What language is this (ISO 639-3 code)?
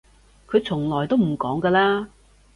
yue